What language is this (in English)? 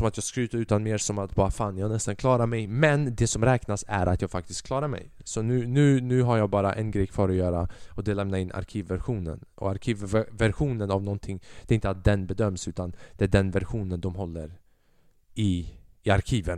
Swedish